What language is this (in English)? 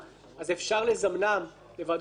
Hebrew